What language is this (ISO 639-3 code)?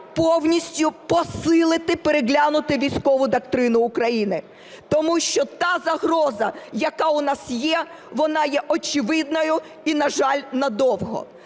ukr